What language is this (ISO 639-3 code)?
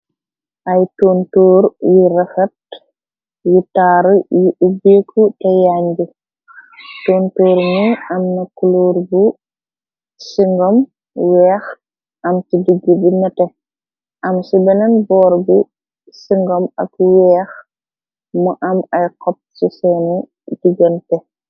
wol